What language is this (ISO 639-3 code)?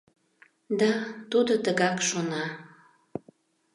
chm